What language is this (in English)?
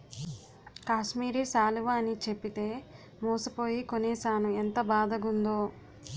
Telugu